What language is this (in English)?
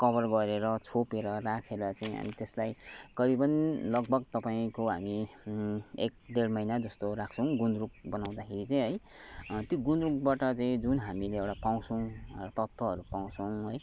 Nepali